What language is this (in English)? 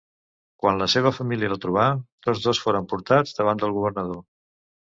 Catalan